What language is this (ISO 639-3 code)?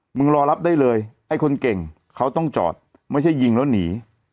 tha